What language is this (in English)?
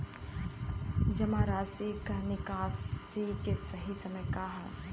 Bhojpuri